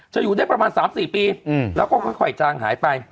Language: Thai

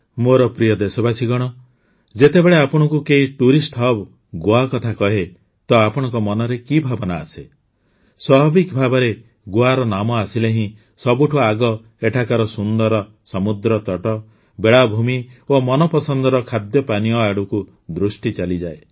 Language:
Odia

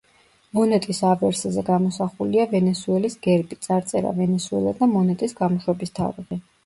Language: Georgian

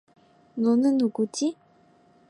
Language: Korean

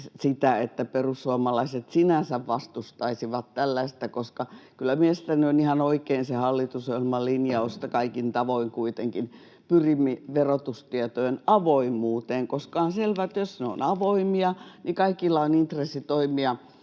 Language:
Finnish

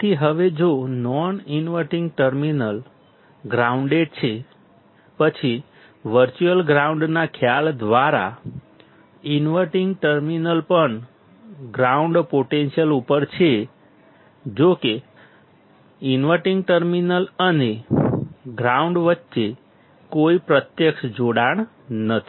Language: Gujarati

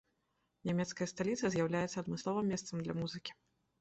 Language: Belarusian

